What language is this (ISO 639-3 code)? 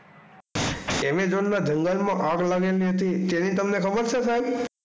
guj